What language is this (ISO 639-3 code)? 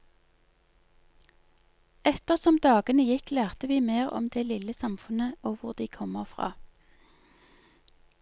nor